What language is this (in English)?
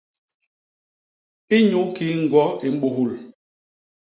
Basaa